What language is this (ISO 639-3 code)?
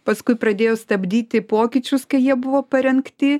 lit